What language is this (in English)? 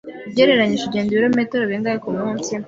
Kinyarwanda